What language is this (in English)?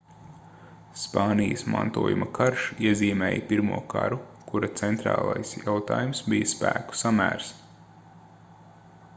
Latvian